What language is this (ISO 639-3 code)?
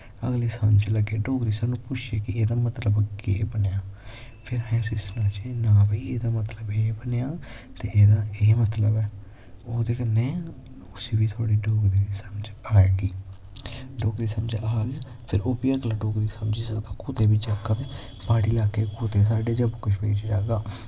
doi